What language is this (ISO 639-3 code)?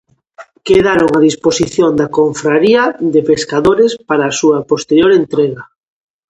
glg